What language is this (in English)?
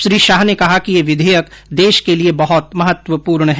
Hindi